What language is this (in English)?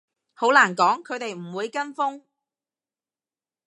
Cantonese